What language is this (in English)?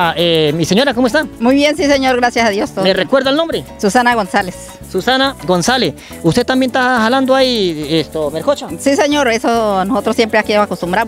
Spanish